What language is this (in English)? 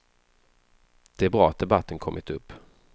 Swedish